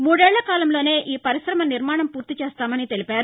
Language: Telugu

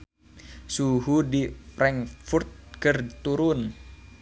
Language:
Sundanese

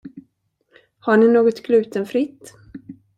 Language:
Swedish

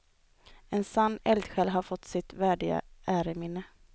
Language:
Swedish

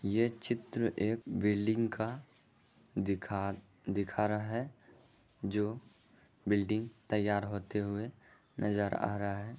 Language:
Magahi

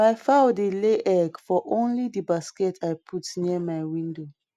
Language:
Nigerian Pidgin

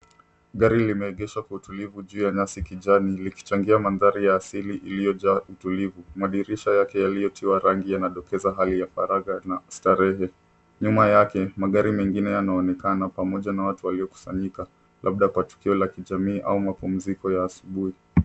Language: Swahili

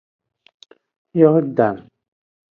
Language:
Aja (Benin)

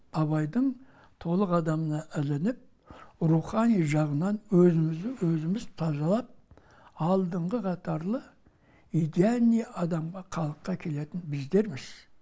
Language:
Kazakh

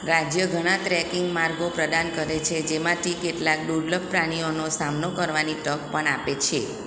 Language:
Gujarati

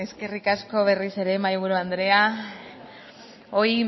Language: Basque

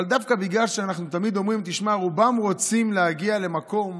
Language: Hebrew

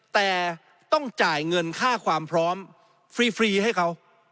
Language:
Thai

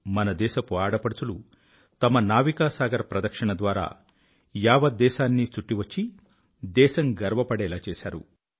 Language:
Telugu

